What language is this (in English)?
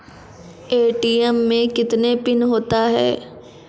Maithili